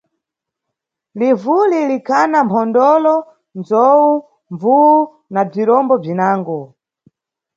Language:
Nyungwe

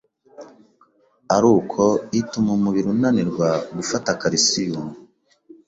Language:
Kinyarwanda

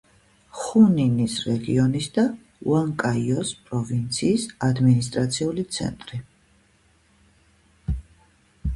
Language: Georgian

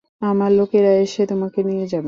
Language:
Bangla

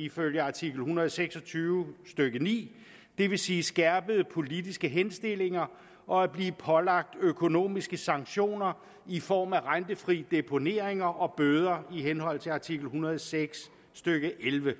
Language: Danish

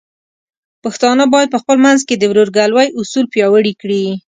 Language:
Pashto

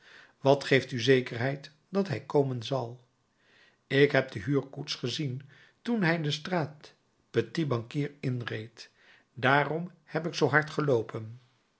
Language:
Dutch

